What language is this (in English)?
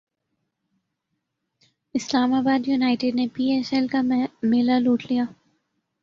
Urdu